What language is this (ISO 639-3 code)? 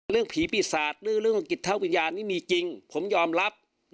tha